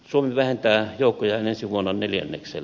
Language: Finnish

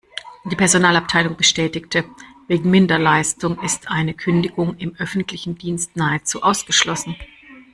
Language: German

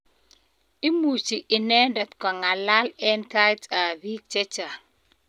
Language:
Kalenjin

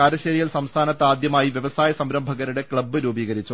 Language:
Malayalam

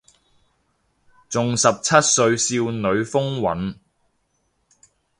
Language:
Cantonese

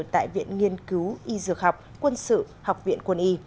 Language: Vietnamese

